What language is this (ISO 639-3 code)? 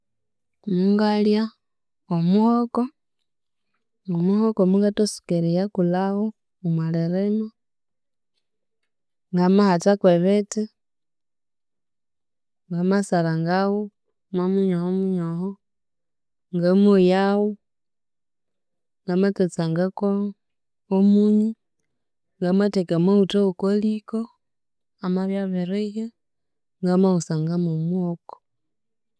koo